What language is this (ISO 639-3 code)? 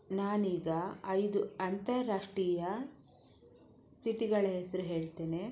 kan